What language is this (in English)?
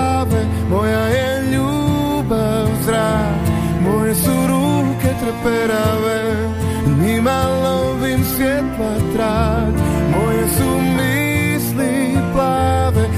Croatian